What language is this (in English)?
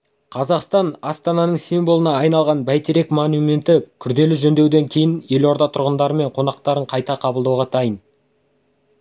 Kazakh